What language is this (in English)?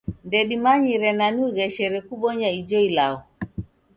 Taita